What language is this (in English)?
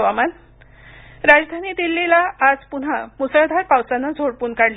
Marathi